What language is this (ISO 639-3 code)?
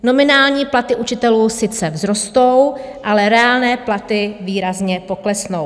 ces